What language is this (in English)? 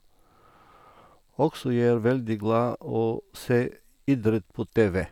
Norwegian